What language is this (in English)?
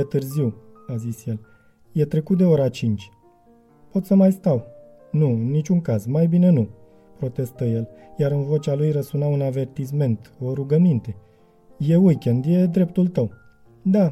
Romanian